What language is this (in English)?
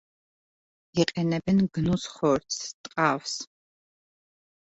Georgian